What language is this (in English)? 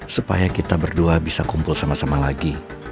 Indonesian